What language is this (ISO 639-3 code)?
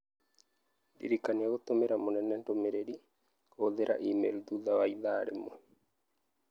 kik